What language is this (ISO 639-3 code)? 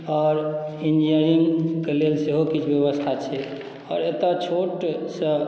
mai